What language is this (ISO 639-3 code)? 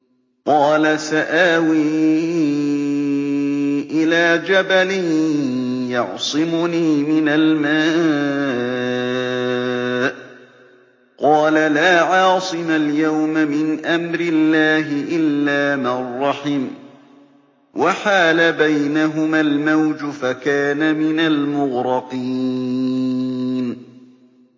ara